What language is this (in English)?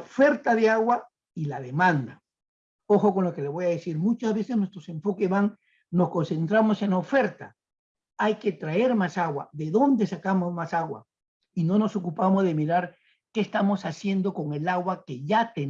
Spanish